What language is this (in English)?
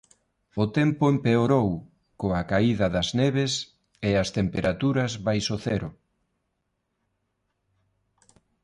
Galician